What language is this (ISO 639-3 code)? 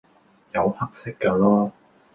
yue